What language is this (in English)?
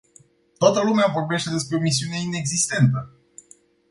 Romanian